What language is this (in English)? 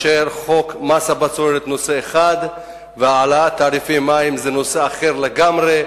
Hebrew